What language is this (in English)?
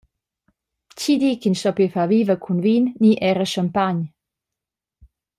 Romansh